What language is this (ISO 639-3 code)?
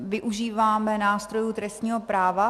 ces